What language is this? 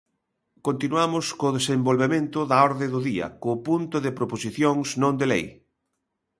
Galician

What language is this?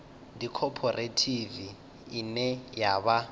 Venda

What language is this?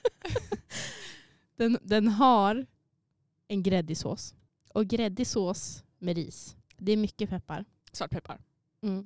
Swedish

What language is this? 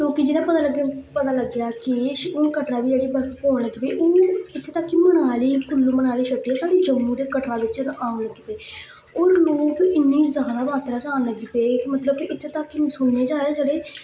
Dogri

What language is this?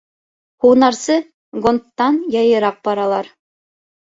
Bashkir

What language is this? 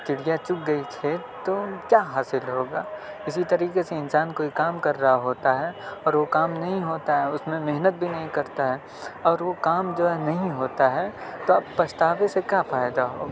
Urdu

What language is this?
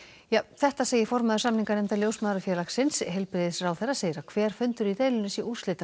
Icelandic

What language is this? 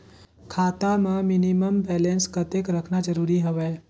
Chhattisgarhi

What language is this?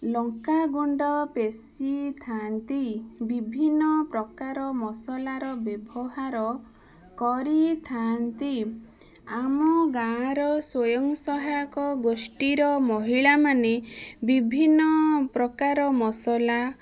Odia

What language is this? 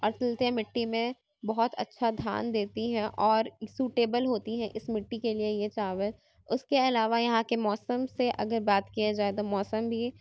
Urdu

